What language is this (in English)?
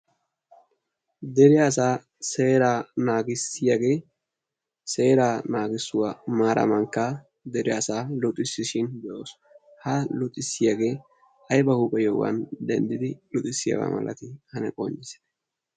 Wolaytta